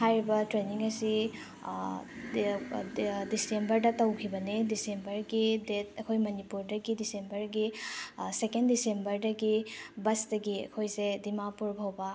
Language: Manipuri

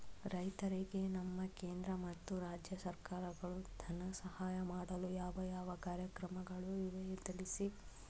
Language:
Kannada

